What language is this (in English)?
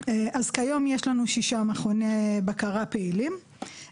Hebrew